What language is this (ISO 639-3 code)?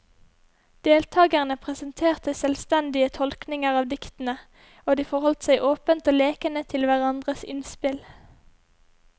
nor